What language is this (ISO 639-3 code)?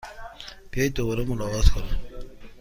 fas